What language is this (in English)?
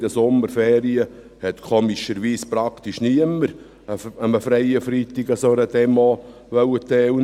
Swiss German